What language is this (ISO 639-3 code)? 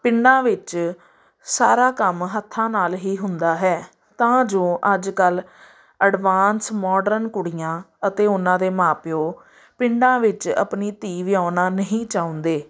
pan